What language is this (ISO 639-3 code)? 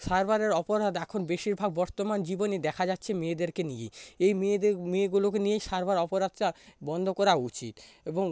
ben